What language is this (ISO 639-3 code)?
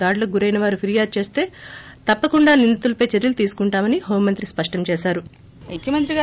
tel